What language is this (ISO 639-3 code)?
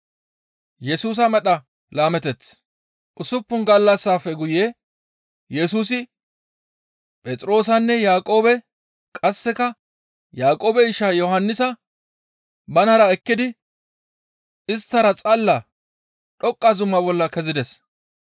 gmv